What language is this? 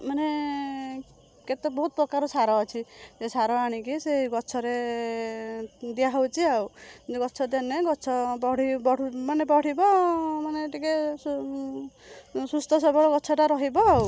Odia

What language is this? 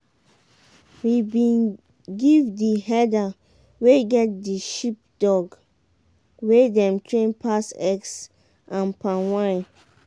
Nigerian Pidgin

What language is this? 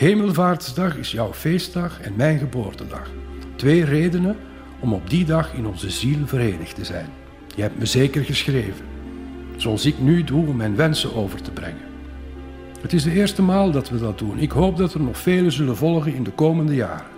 Dutch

